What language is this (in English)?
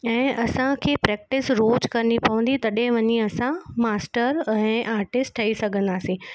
Sindhi